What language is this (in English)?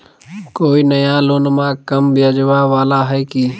Magahi